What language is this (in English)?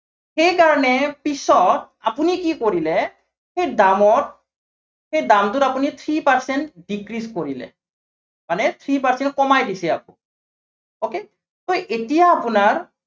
Assamese